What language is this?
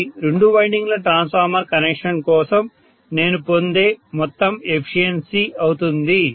Telugu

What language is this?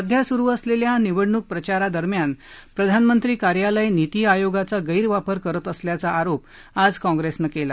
Marathi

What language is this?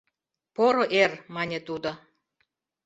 Mari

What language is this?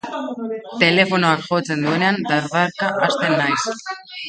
Basque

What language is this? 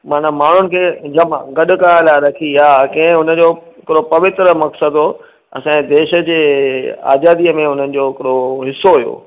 Sindhi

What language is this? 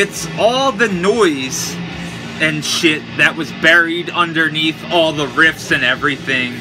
English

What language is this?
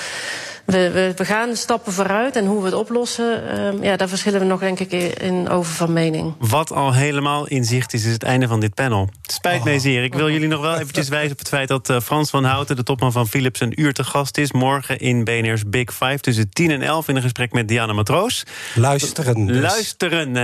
Dutch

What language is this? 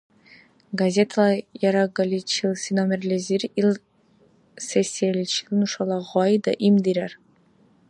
Dargwa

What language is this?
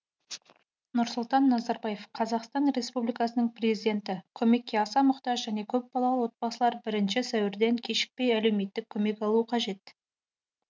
Kazakh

